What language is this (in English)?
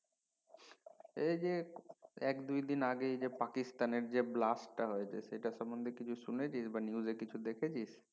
Bangla